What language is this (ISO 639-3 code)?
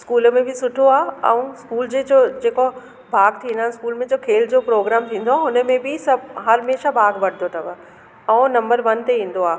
snd